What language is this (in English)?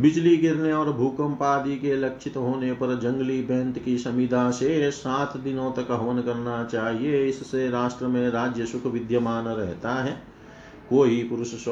Hindi